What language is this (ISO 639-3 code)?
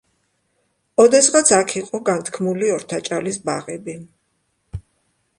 kat